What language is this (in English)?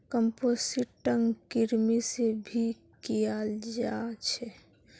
Magahi